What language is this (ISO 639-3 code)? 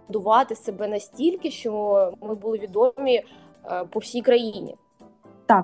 ukr